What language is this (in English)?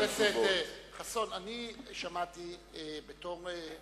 Hebrew